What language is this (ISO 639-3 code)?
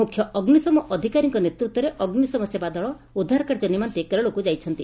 ori